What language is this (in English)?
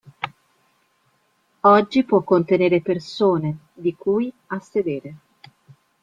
Italian